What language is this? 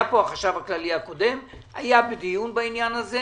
Hebrew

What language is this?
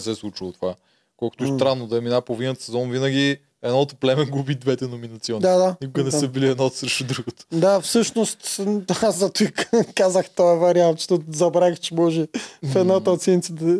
Bulgarian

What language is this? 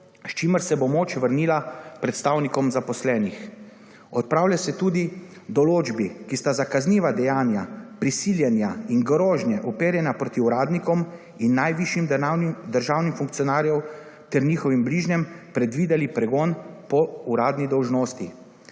Slovenian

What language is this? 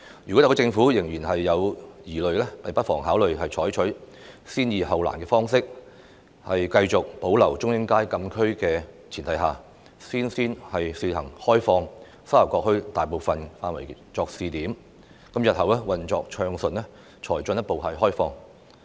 Cantonese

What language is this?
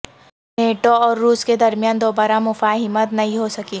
Urdu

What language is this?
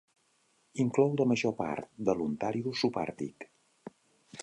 Catalan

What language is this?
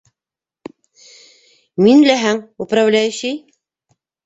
Bashkir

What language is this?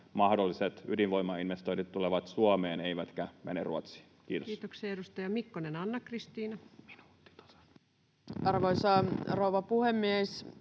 Finnish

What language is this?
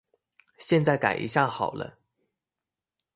Chinese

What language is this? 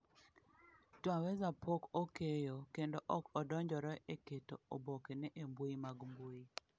Luo (Kenya and Tanzania)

